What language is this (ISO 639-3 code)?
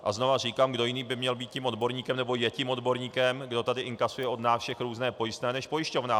ces